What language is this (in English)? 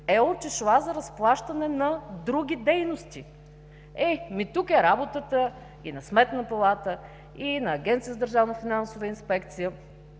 Bulgarian